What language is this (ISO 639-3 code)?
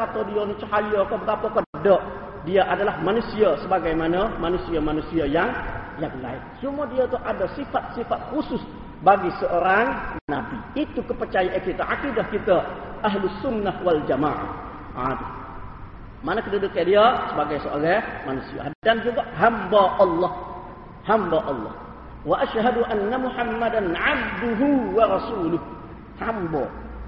msa